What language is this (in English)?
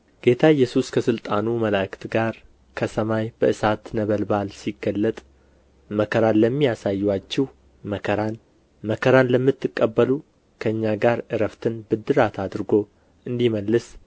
Amharic